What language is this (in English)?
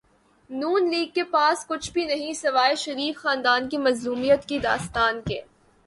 Urdu